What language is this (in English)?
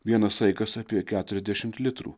Lithuanian